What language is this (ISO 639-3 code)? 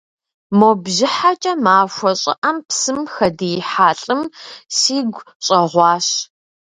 kbd